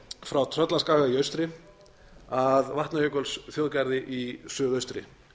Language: Icelandic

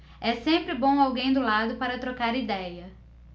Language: Portuguese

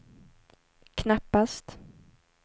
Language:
Swedish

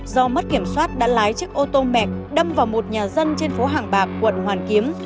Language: Vietnamese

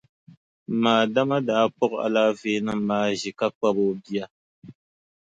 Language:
Dagbani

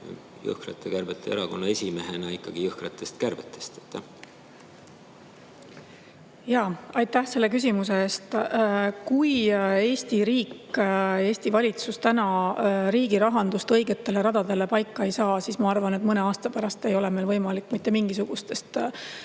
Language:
Estonian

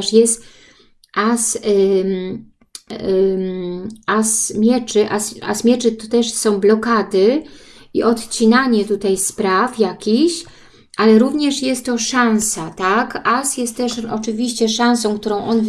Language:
Polish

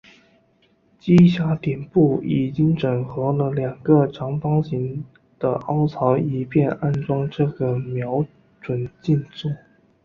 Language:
Chinese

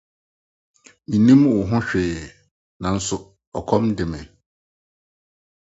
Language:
Akan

